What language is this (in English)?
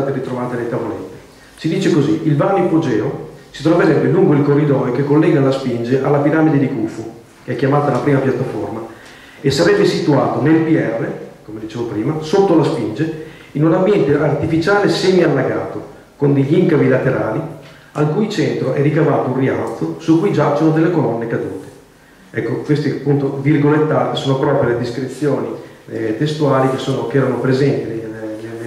Italian